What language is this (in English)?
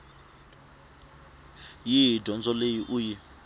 Tsonga